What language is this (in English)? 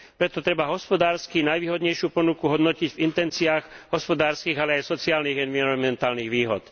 Slovak